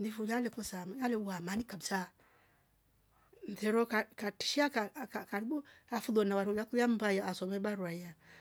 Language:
Rombo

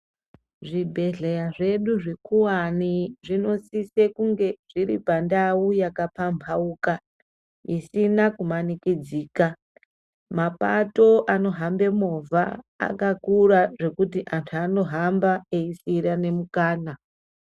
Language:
Ndau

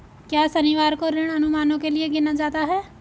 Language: Hindi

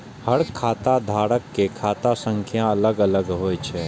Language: Maithili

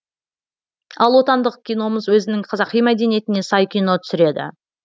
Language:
Kazakh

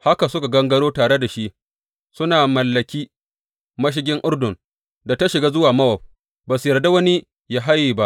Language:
Hausa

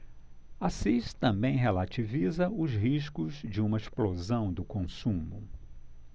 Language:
Portuguese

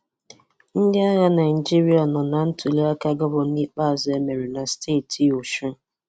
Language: Igbo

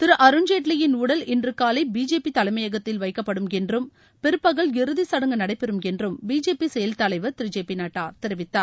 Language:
Tamil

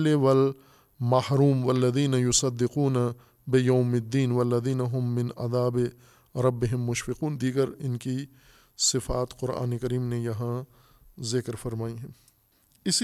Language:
Urdu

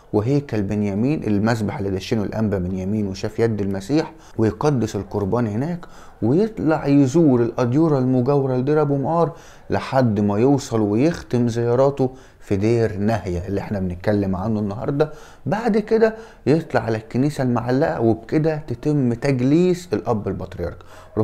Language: Arabic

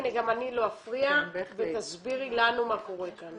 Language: Hebrew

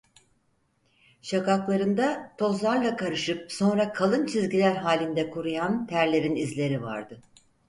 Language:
Turkish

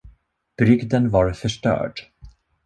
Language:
Swedish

